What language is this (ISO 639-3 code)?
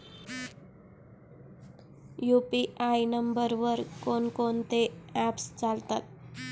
mar